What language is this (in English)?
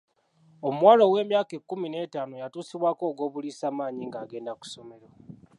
Ganda